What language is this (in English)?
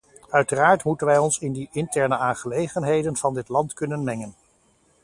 Dutch